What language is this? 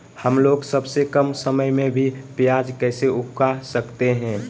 Magahi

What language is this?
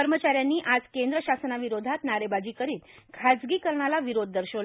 Marathi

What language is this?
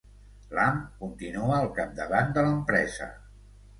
Catalan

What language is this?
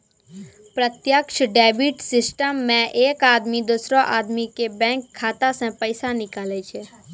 Maithili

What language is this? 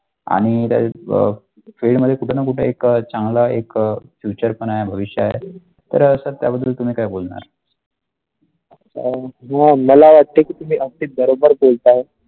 Marathi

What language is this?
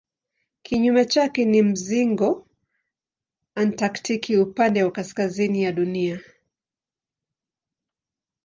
Swahili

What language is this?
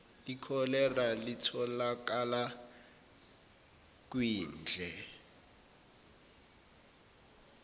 Zulu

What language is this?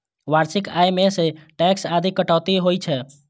Maithili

